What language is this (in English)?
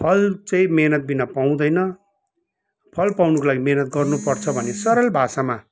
Nepali